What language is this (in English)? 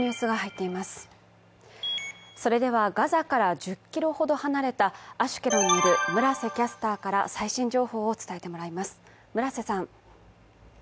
Japanese